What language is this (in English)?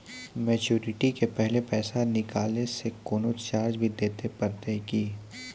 Maithili